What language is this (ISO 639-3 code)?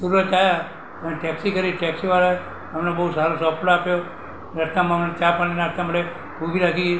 guj